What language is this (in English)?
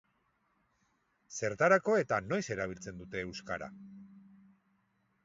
Basque